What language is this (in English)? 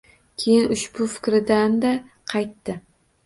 Uzbek